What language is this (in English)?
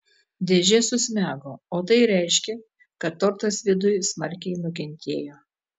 Lithuanian